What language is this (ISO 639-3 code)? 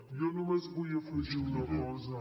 cat